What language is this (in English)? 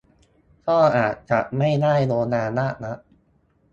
Thai